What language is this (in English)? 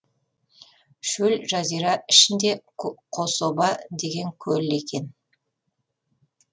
Kazakh